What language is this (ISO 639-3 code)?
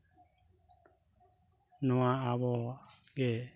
sat